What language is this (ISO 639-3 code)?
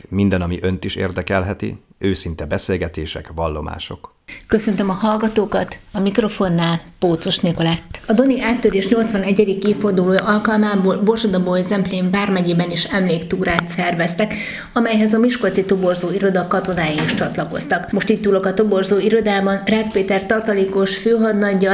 hun